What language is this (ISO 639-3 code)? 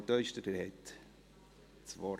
gsw